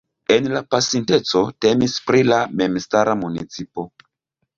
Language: Esperanto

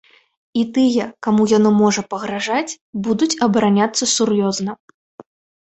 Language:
Belarusian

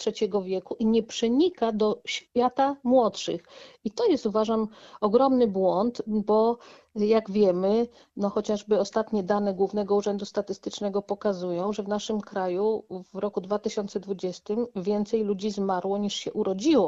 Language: Polish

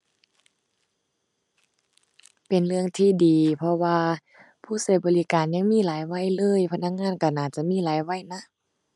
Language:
Thai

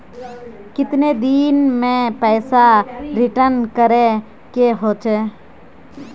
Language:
Magahi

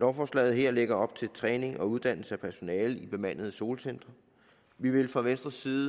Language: Danish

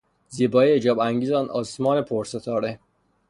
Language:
Persian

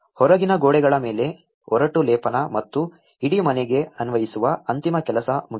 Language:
Kannada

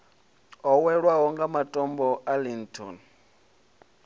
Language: Venda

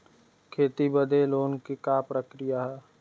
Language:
Bhojpuri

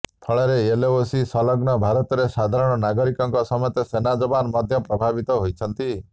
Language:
Odia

